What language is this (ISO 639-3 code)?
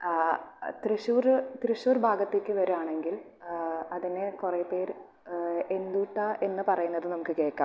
mal